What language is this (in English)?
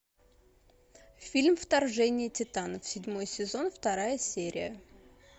Russian